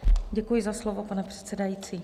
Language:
Czech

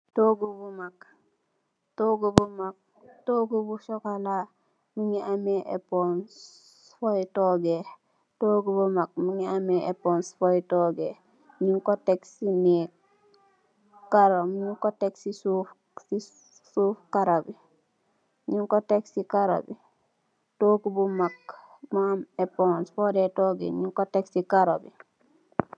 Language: Wolof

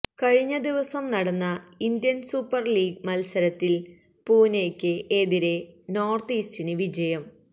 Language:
Malayalam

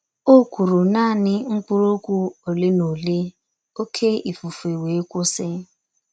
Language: Igbo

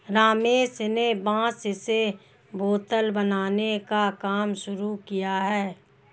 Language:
Hindi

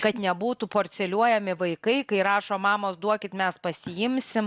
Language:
Lithuanian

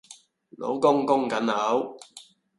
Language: Cantonese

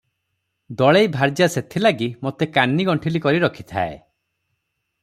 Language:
Odia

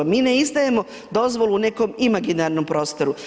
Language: Croatian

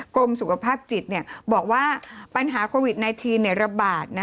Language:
Thai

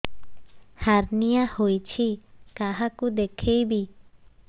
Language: Odia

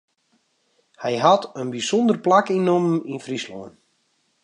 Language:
Western Frisian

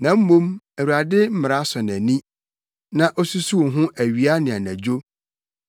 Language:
Akan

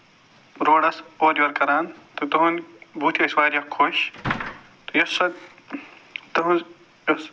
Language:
Kashmiri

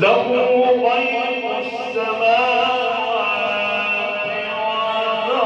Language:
Arabic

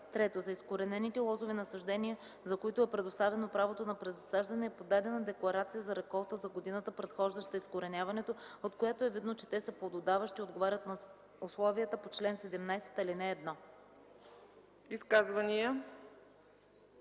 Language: Bulgarian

